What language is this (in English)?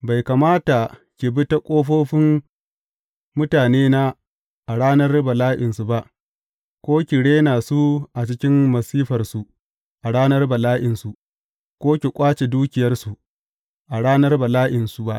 Hausa